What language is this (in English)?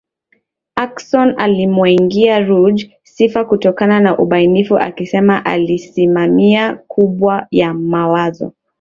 Swahili